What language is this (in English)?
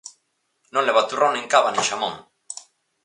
Galician